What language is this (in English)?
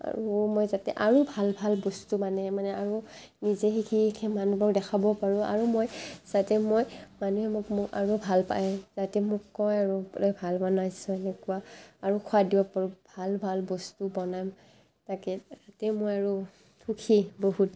Assamese